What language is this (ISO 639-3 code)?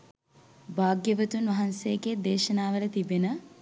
sin